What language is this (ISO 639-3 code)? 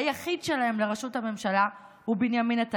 heb